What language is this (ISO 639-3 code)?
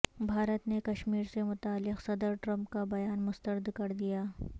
urd